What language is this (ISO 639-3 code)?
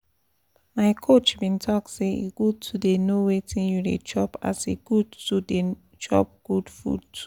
pcm